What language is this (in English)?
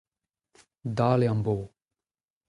Breton